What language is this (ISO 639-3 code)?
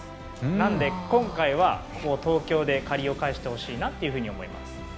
jpn